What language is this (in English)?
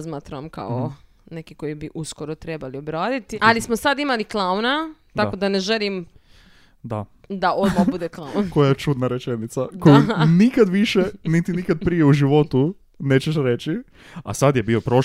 Croatian